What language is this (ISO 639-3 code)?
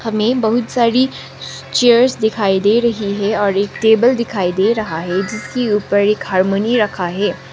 hin